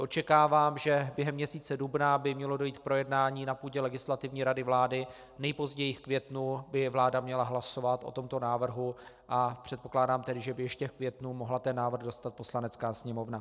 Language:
Czech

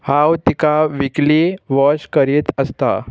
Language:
Konkani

